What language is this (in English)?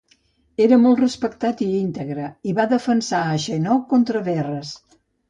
Catalan